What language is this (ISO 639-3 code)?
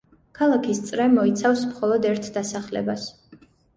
kat